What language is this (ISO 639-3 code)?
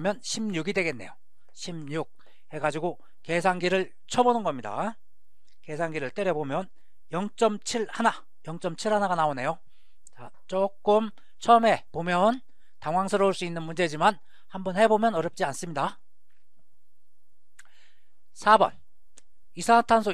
kor